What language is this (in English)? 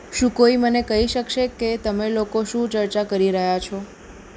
Gujarati